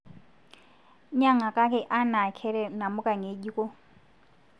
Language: Masai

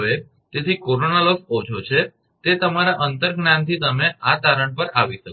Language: Gujarati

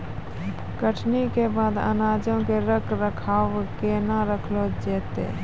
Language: Maithili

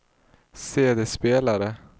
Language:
Swedish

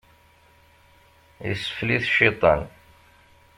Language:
Kabyle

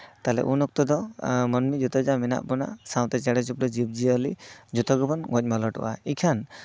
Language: Santali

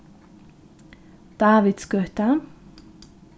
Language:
Faroese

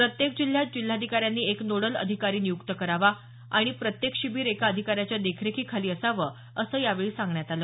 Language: Marathi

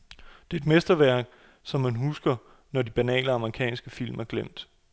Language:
Danish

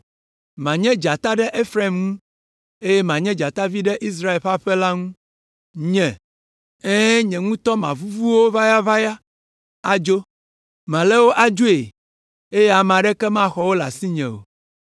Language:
Ewe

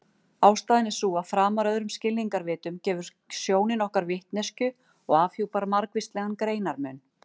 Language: Icelandic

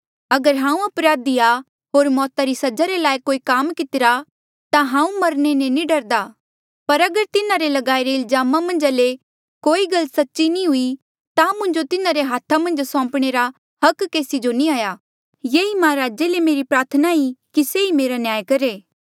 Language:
Mandeali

